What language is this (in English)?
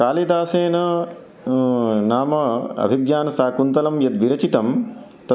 Sanskrit